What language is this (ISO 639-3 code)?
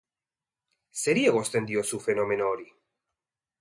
eus